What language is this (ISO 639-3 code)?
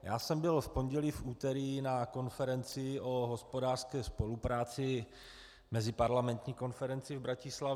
ces